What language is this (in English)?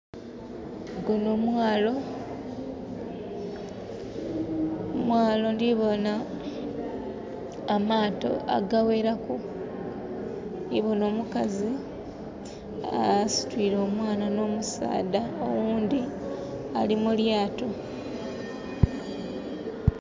Soga